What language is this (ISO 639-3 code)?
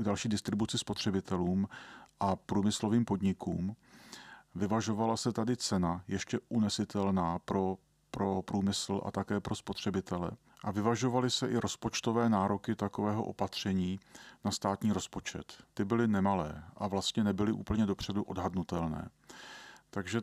ces